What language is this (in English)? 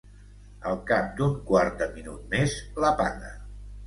Catalan